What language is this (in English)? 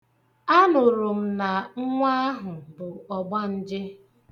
Igbo